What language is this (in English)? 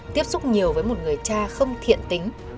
Vietnamese